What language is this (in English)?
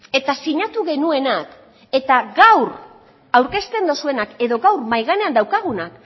Basque